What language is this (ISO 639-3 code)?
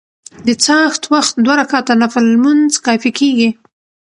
pus